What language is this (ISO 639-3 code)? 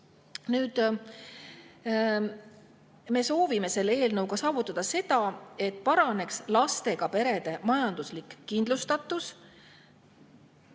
est